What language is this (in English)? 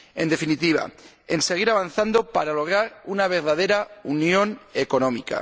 Spanish